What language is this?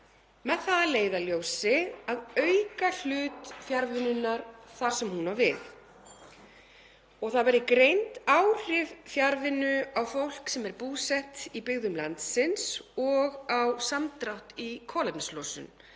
Icelandic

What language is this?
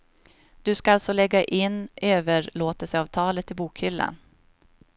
Swedish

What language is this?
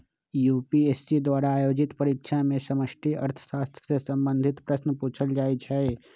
Magahi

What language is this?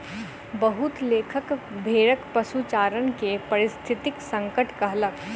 Maithili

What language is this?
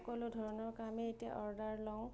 Assamese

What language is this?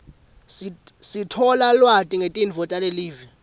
Swati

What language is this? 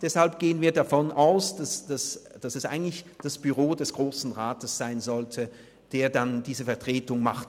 Swiss German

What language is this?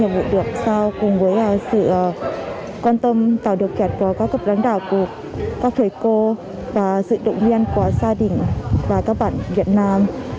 Vietnamese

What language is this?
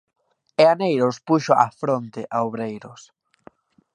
Galician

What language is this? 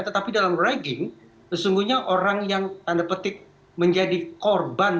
Indonesian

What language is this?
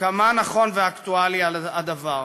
Hebrew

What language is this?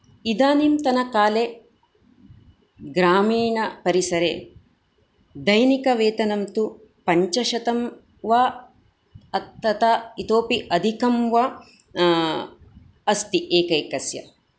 Sanskrit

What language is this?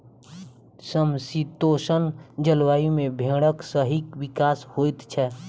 Maithili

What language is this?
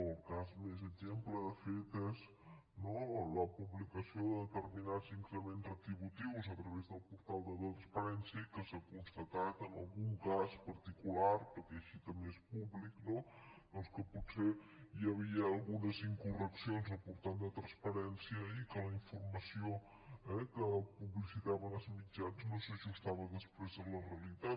Catalan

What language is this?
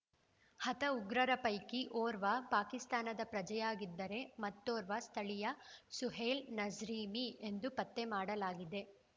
Kannada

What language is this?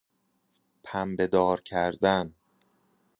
Persian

